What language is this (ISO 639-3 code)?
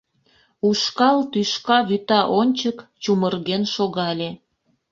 chm